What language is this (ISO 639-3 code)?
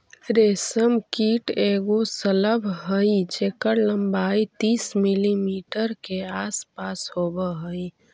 mag